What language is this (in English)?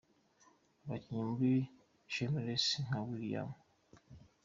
Kinyarwanda